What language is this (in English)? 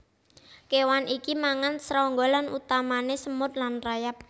Javanese